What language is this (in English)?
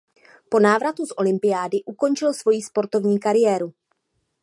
Czech